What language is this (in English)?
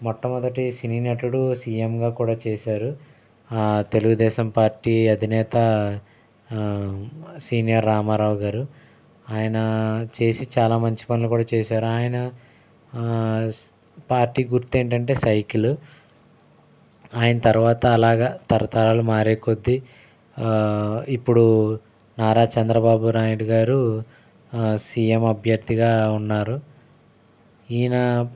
Telugu